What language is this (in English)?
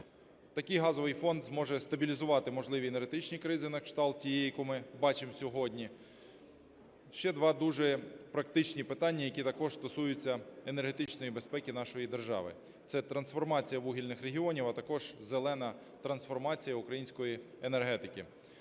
Ukrainian